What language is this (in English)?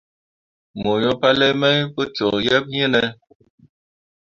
Mundang